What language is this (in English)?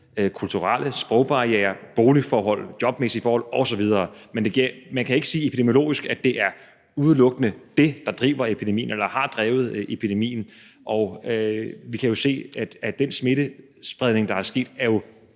Danish